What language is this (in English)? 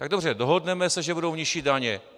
Czech